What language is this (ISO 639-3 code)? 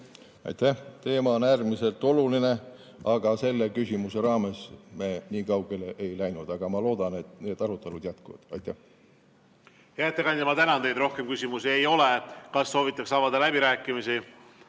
est